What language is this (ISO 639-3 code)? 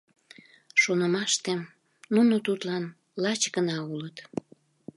chm